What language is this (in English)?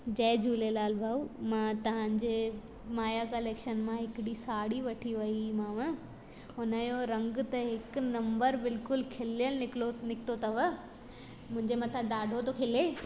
Sindhi